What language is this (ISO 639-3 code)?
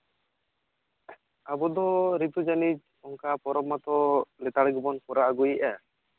sat